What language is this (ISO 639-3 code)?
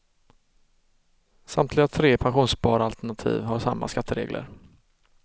swe